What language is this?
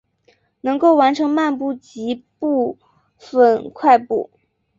Chinese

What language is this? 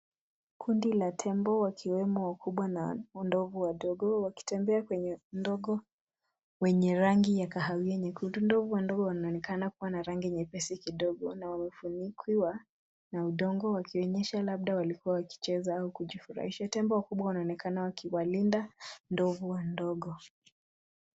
Swahili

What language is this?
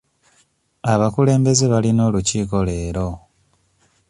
Ganda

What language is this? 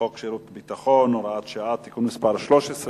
Hebrew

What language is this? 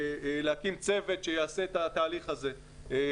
Hebrew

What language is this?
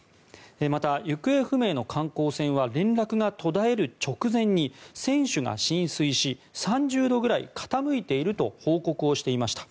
Japanese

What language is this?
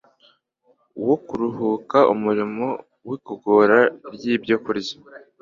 Kinyarwanda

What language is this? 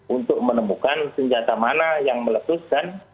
Indonesian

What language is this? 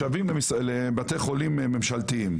Hebrew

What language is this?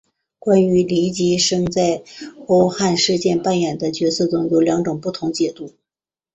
Chinese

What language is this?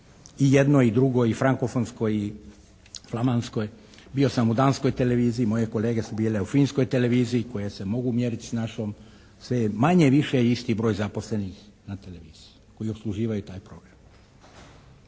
Croatian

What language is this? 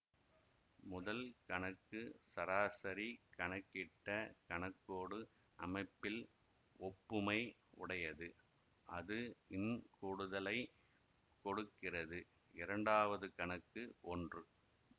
Tamil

